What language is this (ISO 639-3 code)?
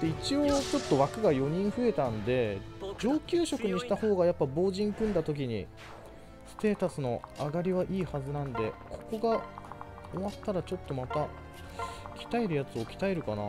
jpn